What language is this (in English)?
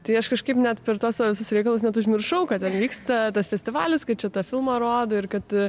Lithuanian